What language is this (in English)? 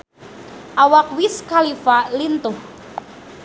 Sundanese